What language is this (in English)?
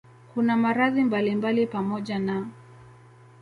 Swahili